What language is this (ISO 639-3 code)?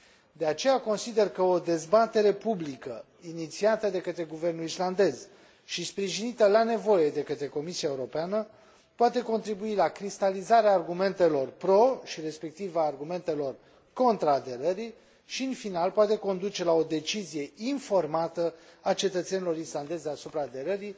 ron